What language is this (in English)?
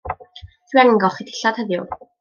Welsh